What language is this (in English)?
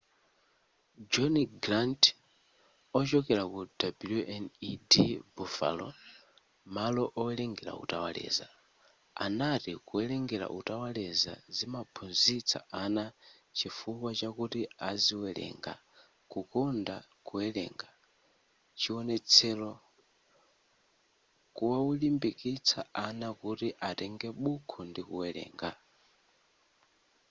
Nyanja